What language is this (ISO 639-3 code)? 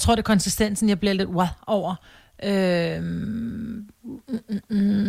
dan